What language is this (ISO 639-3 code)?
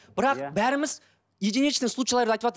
kaz